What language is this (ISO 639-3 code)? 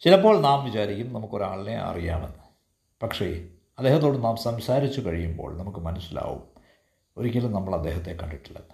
mal